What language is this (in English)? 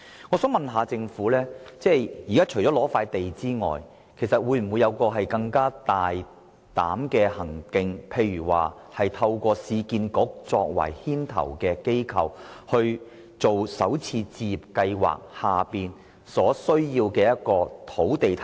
Cantonese